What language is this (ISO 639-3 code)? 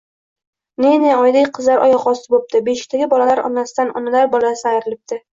uzb